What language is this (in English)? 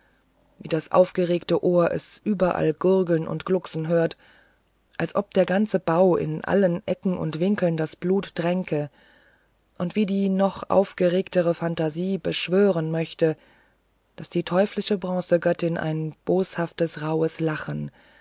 German